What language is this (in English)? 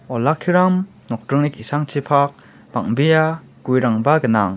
Garo